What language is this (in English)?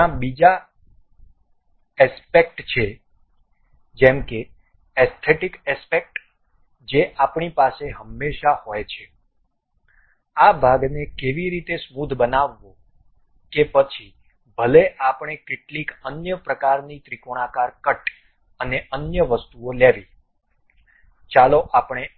Gujarati